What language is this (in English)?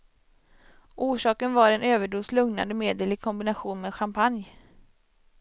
Swedish